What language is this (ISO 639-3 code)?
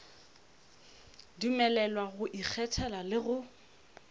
nso